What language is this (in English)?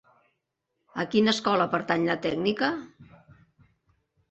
Catalan